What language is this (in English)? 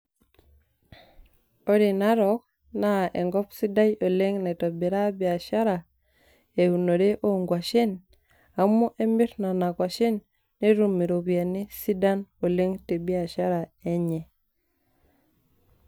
Masai